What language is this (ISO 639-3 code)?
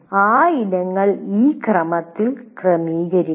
mal